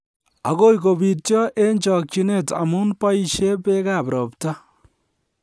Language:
Kalenjin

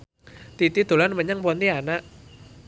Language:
Javanese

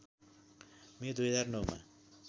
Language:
Nepali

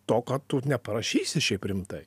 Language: Lithuanian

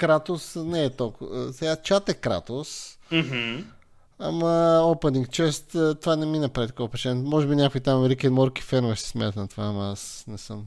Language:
Bulgarian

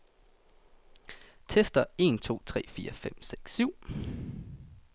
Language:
Danish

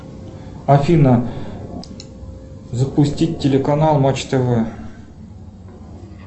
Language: Russian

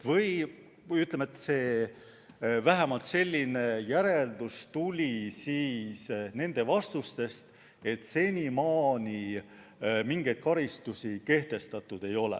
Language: Estonian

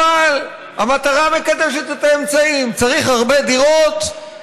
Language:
Hebrew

